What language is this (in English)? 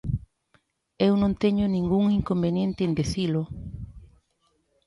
Galician